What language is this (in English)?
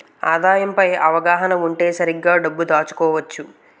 Telugu